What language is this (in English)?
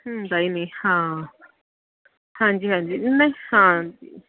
Punjabi